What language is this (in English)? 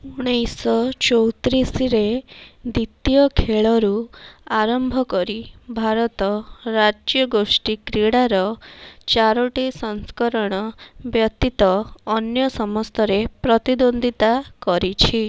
Odia